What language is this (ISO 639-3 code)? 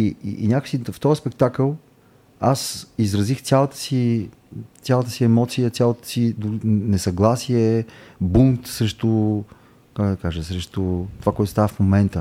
bul